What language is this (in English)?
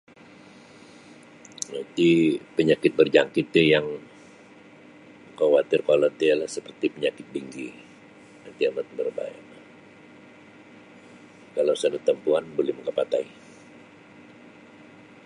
Sabah Bisaya